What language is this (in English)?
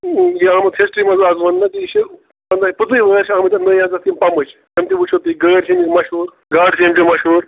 Kashmiri